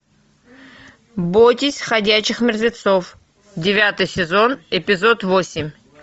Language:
Russian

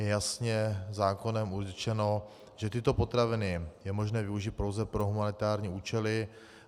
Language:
Czech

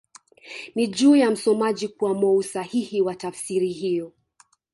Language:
Swahili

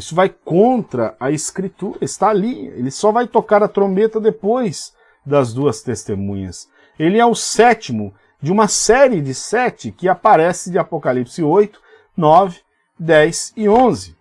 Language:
Portuguese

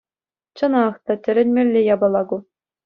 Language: Chuvash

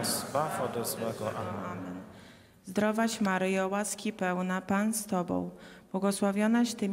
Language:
Polish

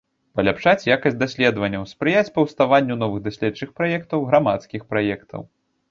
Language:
Belarusian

